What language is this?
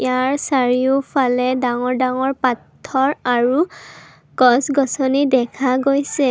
Assamese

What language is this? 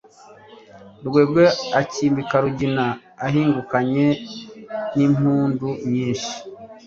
Kinyarwanda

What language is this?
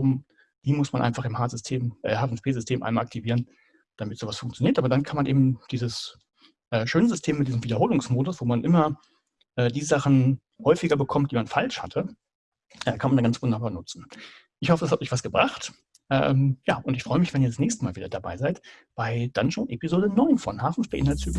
German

